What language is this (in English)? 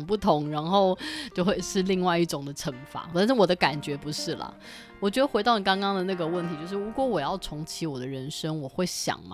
Chinese